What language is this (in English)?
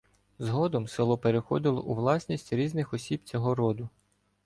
Ukrainian